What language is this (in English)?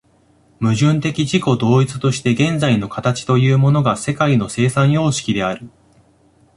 Japanese